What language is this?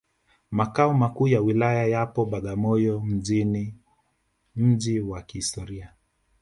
Swahili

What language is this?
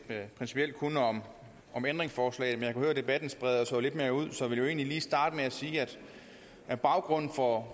Danish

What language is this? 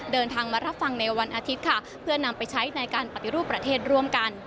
Thai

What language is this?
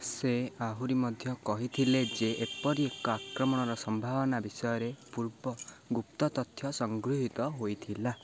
Odia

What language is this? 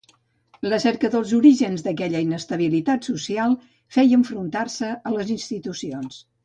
Catalan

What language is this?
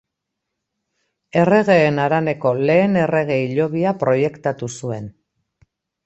Basque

